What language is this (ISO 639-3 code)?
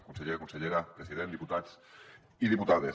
cat